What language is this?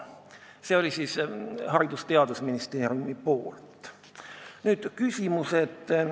Estonian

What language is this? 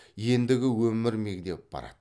Kazakh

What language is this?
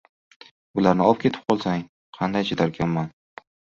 Uzbek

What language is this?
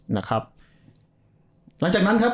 Thai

